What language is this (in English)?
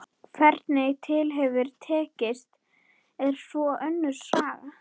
Icelandic